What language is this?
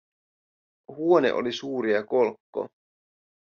Finnish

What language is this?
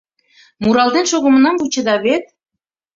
Mari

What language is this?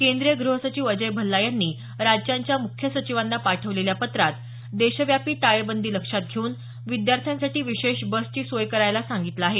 Marathi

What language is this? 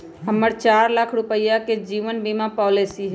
Magahi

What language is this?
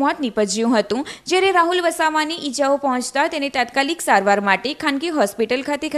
Hindi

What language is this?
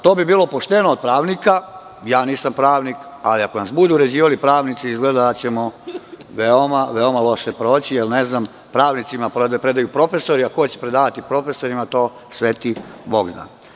Serbian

